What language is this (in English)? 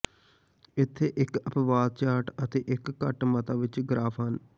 Punjabi